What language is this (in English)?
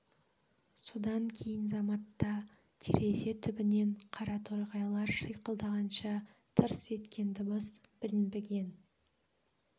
Kazakh